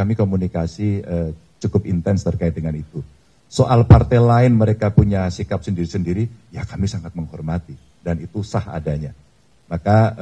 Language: Indonesian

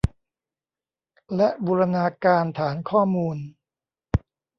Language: Thai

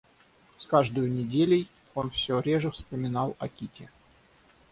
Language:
Russian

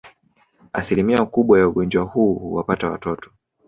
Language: Swahili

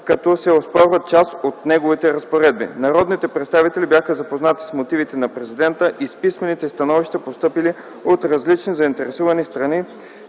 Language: Bulgarian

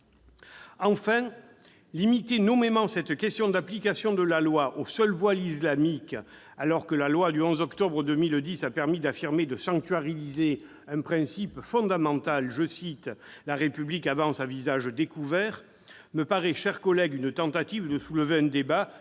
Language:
French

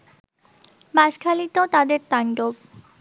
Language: Bangla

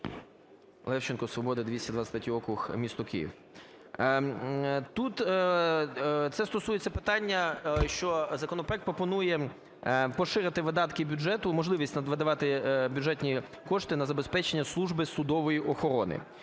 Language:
Ukrainian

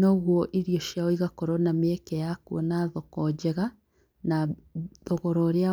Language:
Kikuyu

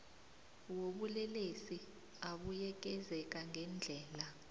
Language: South Ndebele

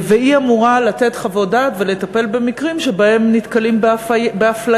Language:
Hebrew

